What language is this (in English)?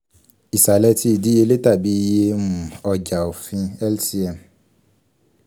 Yoruba